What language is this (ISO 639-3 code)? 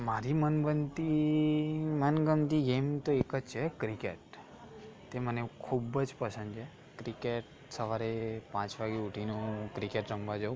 guj